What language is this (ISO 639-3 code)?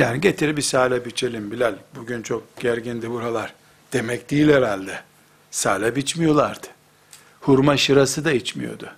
tur